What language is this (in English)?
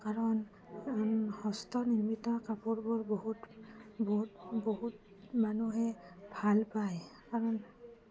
Assamese